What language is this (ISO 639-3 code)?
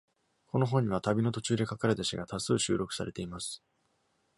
jpn